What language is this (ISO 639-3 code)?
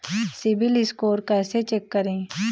hin